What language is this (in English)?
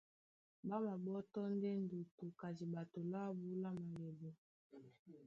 Duala